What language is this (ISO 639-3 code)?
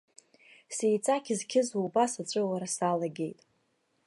abk